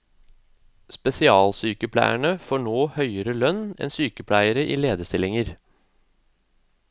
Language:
Norwegian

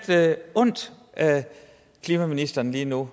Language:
Danish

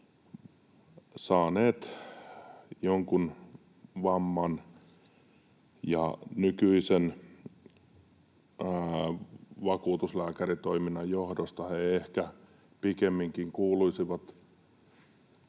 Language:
Finnish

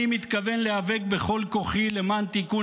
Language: Hebrew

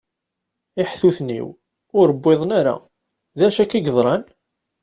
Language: Kabyle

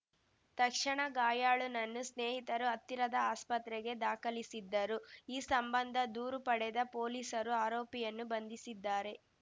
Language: Kannada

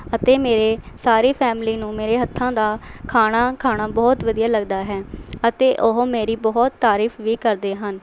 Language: Punjabi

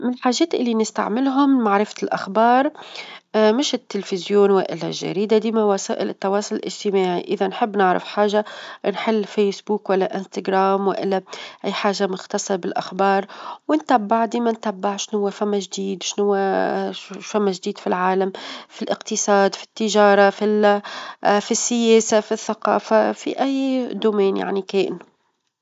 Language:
Tunisian Arabic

